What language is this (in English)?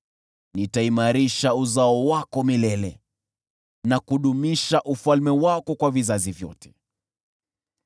Swahili